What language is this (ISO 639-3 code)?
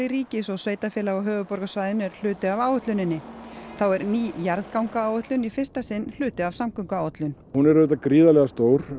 isl